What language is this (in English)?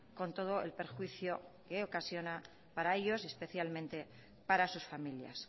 Spanish